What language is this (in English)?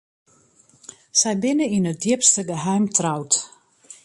Western Frisian